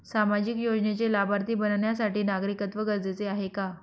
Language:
Marathi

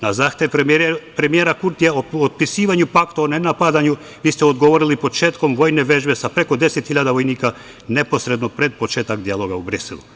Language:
Serbian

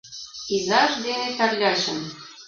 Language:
Mari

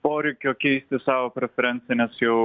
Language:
Lithuanian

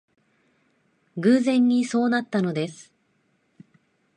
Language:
Japanese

